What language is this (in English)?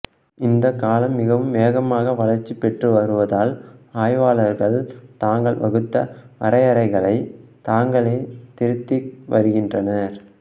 Tamil